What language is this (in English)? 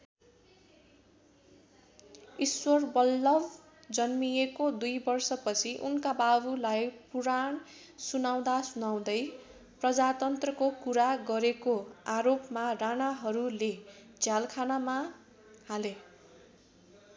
Nepali